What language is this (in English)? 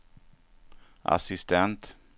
Swedish